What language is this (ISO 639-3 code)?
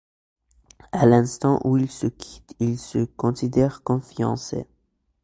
fra